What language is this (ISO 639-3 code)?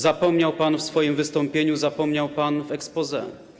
pol